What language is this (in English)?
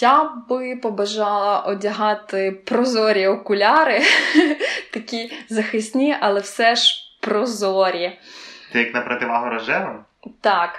Ukrainian